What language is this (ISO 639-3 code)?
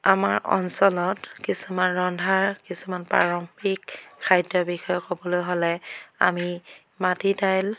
asm